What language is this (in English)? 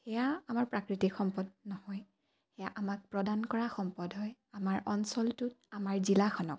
Assamese